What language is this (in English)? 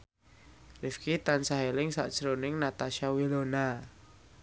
Javanese